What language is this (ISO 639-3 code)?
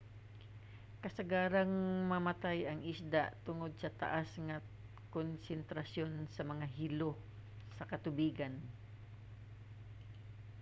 ceb